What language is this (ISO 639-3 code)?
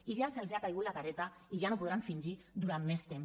cat